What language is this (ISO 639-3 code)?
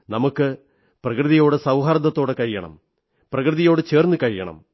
mal